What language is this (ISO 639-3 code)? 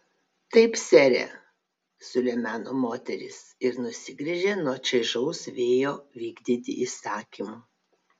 lit